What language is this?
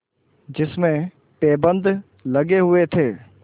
Hindi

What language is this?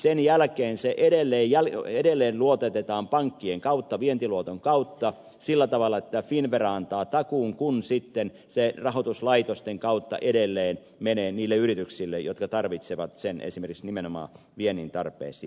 Finnish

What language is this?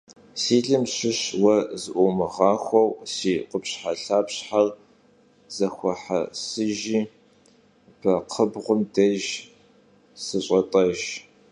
Kabardian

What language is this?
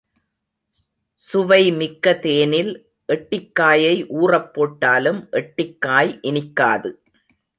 Tamil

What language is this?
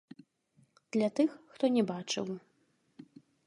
Belarusian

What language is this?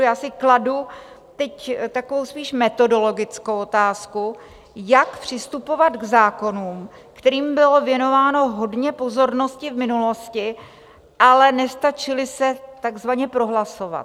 Czech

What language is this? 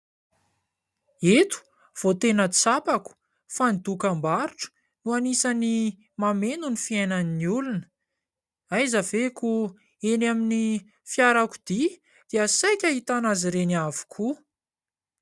Malagasy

